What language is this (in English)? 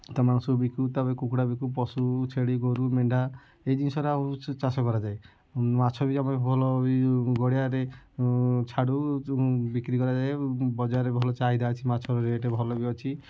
Odia